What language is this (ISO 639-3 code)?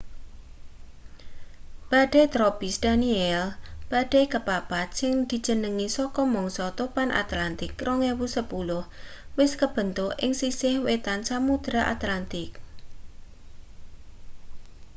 jav